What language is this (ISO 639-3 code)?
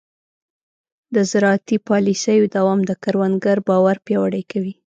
pus